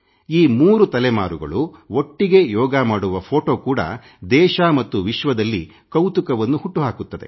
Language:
Kannada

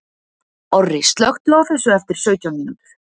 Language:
Icelandic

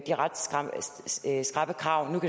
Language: Danish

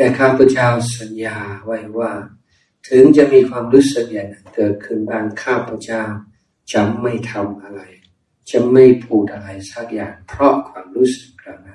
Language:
Thai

